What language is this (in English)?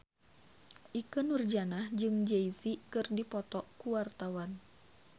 Sundanese